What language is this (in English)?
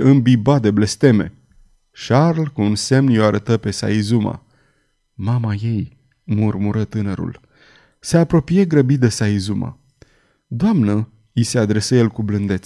Romanian